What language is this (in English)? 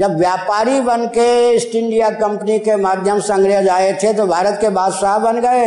Hindi